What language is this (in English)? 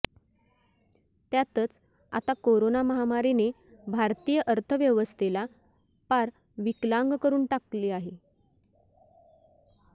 Marathi